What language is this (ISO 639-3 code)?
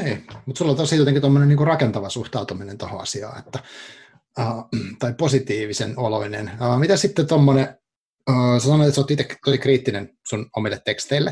fin